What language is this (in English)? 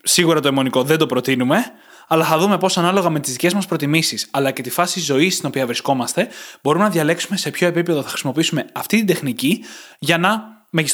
Greek